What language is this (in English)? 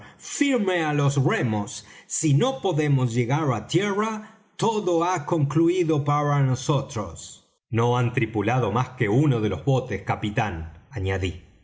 Spanish